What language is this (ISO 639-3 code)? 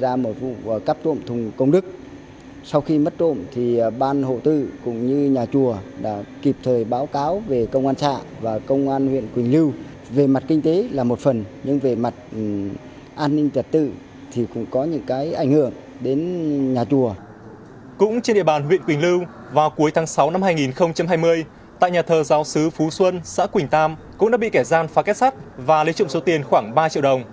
vie